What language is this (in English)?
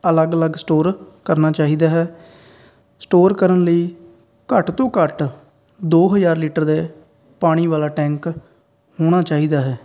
Punjabi